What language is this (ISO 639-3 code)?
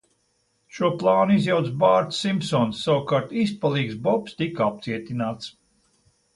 lav